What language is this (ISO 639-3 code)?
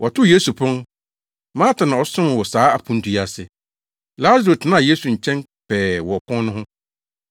aka